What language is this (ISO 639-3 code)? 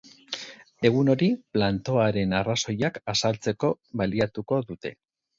eus